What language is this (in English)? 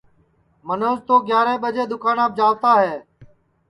Sansi